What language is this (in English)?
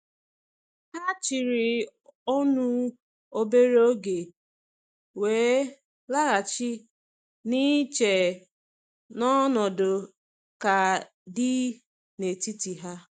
Igbo